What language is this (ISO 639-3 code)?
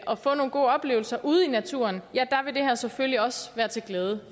dan